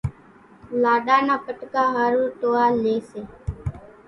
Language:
Kachi Koli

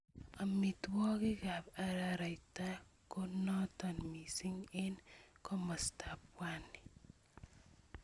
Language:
Kalenjin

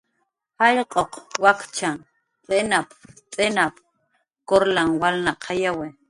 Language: Jaqaru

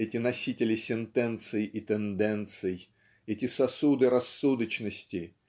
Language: Russian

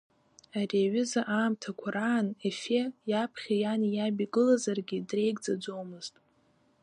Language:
Abkhazian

